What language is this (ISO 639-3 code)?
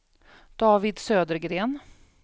swe